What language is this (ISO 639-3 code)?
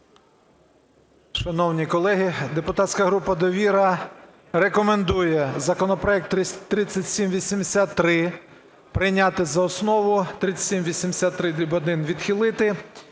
ukr